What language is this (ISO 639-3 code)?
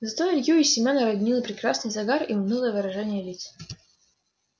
rus